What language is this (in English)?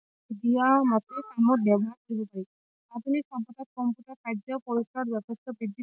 Assamese